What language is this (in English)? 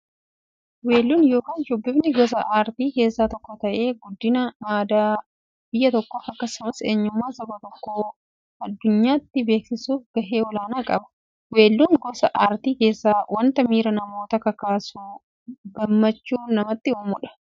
Oromo